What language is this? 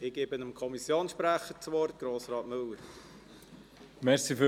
Swiss German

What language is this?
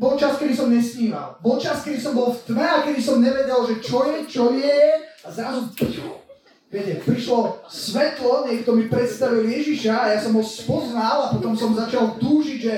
Slovak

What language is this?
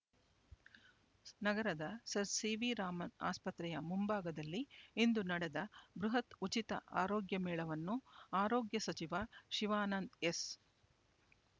Kannada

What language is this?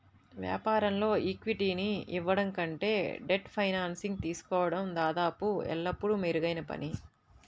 Telugu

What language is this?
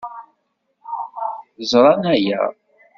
Kabyle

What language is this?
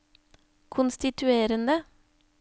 Norwegian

